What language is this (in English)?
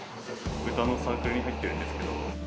Japanese